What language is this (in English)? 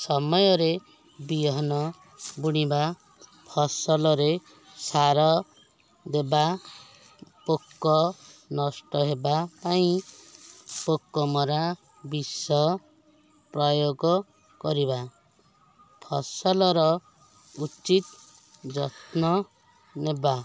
Odia